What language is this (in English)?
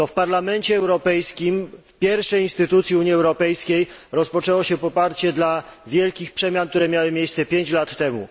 Polish